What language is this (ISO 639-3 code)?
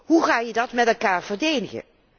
nld